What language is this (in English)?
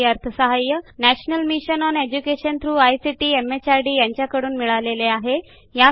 Marathi